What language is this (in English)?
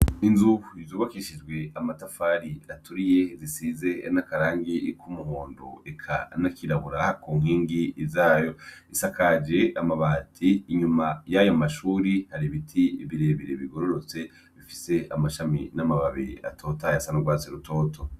Rundi